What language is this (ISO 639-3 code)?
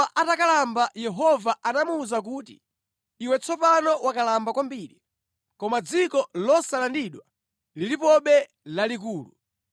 nya